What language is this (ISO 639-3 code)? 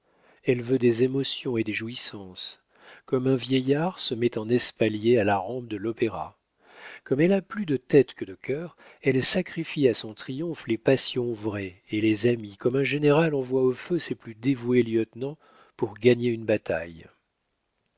fra